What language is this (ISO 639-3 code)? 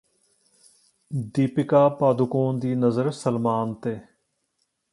pan